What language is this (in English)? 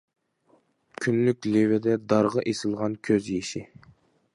Uyghur